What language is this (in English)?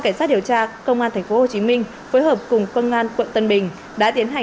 Vietnamese